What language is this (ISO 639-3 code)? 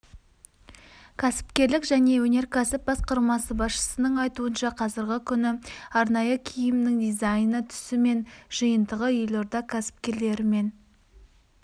kaz